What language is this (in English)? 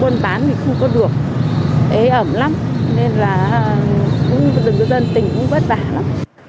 Vietnamese